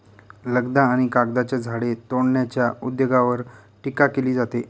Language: Marathi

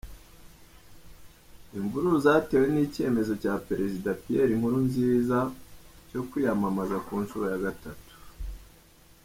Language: Kinyarwanda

